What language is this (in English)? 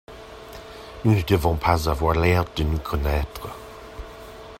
French